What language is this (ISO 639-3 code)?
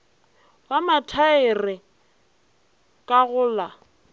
nso